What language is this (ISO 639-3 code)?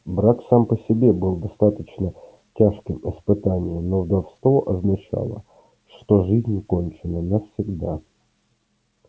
rus